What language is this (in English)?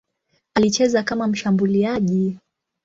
Swahili